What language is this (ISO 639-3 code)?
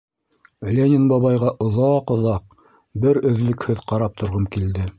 bak